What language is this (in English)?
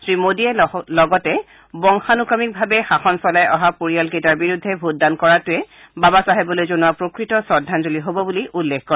Assamese